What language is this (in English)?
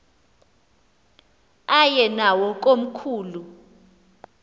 Xhosa